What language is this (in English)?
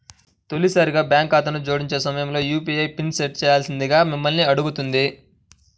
Telugu